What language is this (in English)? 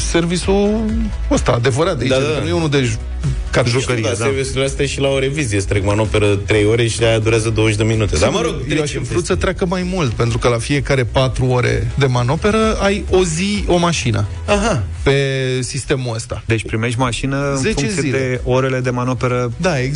Romanian